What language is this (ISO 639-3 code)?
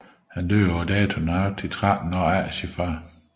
dan